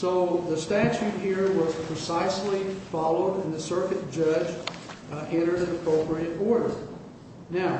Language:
English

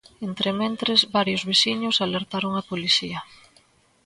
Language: Galician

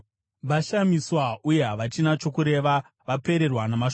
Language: Shona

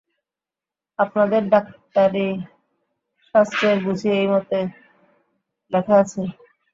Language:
Bangla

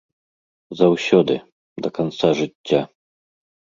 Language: Belarusian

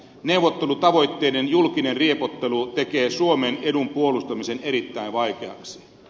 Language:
Finnish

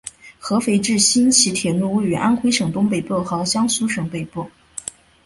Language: Chinese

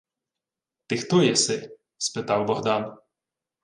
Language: Ukrainian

